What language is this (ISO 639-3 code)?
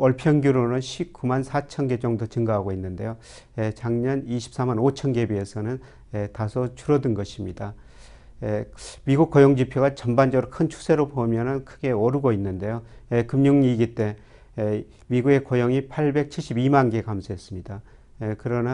kor